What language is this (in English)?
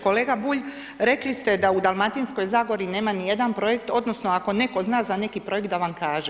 Croatian